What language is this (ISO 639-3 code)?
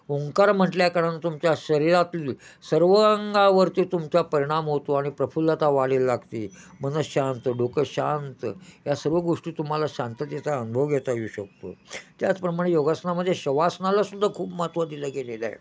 mar